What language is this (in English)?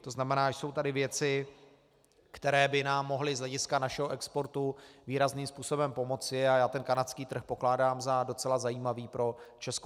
Czech